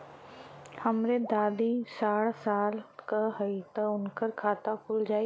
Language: Bhojpuri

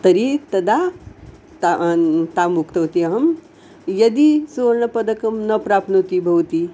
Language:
Sanskrit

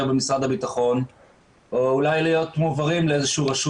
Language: Hebrew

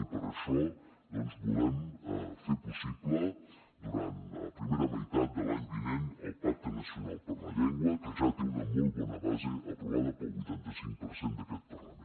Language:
Catalan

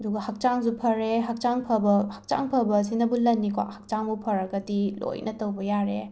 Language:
Manipuri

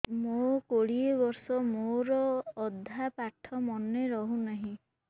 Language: Odia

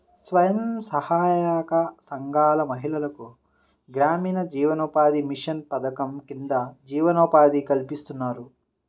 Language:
Telugu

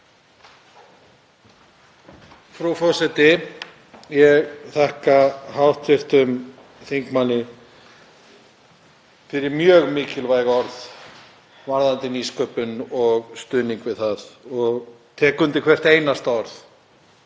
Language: Icelandic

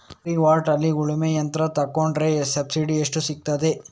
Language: Kannada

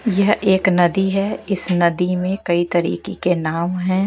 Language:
Hindi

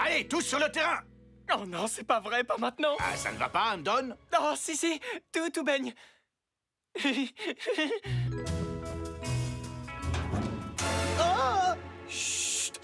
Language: French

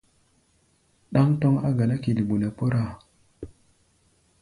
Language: Gbaya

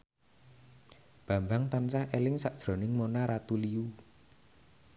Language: Javanese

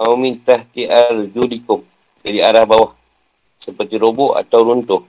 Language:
Malay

